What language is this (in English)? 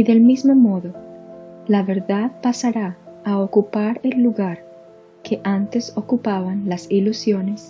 Spanish